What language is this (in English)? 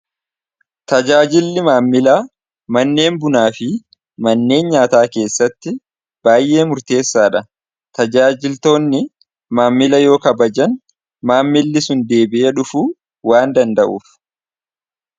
Oromo